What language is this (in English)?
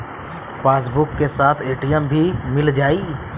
Bhojpuri